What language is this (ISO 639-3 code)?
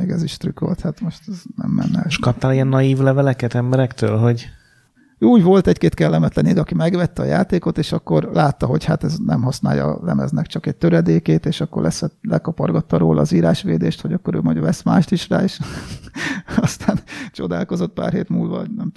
hun